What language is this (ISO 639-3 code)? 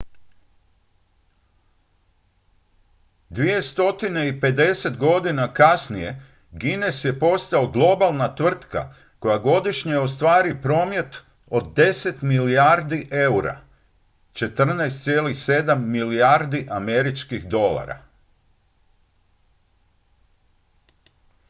hrv